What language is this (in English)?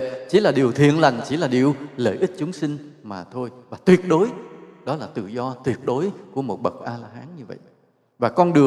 Vietnamese